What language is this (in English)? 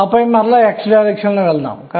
Telugu